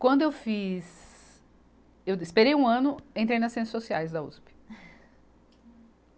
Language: Portuguese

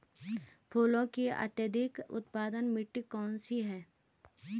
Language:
Hindi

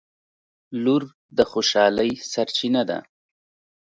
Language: Pashto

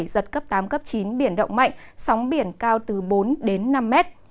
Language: Vietnamese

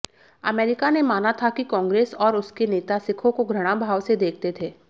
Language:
Hindi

